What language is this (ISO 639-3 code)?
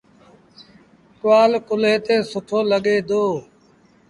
sbn